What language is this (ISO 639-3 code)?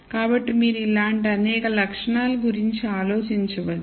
tel